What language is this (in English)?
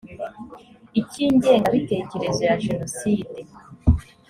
Kinyarwanda